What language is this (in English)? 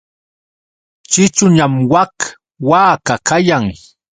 Yauyos Quechua